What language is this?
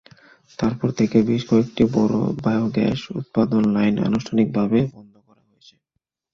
Bangla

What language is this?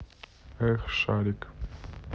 Russian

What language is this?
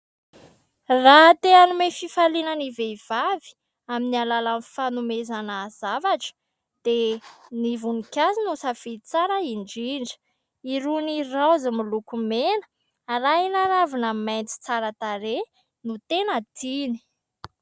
Malagasy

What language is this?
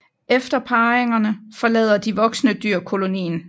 Danish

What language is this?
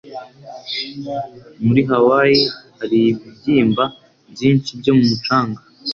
Kinyarwanda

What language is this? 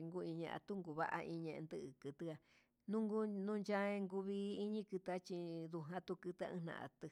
Huitepec Mixtec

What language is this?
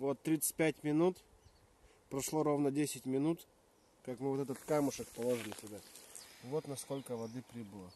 Russian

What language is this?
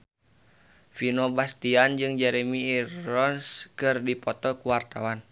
Sundanese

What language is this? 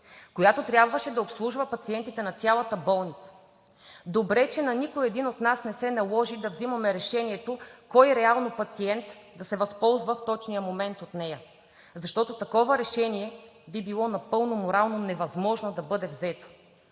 Bulgarian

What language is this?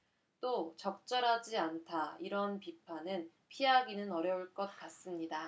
Korean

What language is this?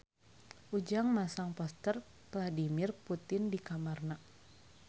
Sundanese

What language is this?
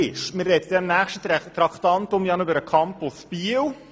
Swiss German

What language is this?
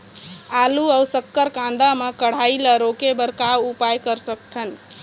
Chhattisgarhi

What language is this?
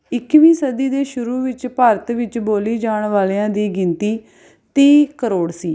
Punjabi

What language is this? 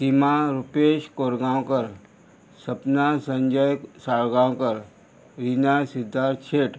Konkani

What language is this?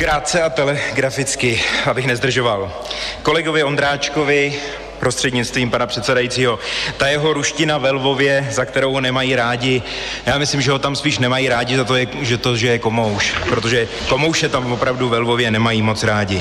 Czech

